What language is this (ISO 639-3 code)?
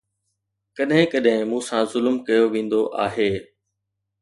snd